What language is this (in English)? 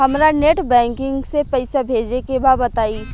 Bhojpuri